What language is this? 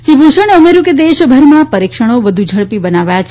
Gujarati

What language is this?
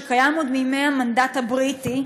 Hebrew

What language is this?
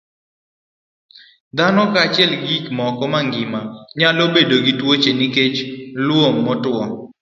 Luo (Kenya and Tanzania)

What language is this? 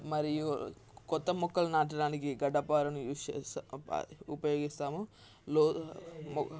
Telugu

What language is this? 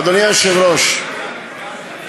Hebrew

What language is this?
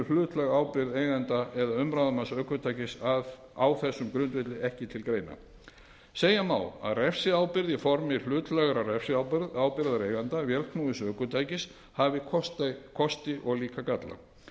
Icelandic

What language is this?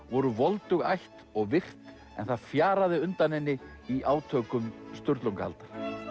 Icelandic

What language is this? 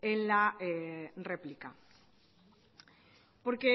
Spanish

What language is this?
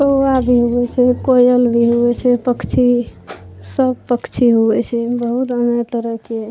Maithili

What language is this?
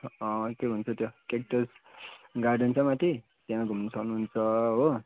Nepali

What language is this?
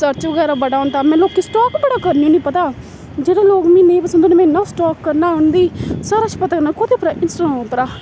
Dogri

